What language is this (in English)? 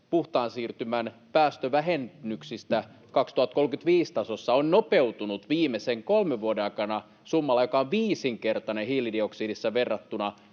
Finnish